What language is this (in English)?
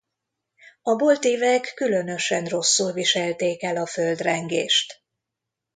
Hungarian